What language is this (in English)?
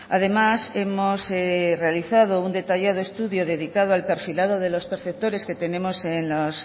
Spanish